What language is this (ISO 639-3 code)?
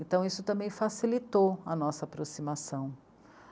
por